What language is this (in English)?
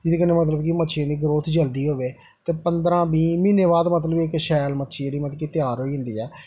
Dogri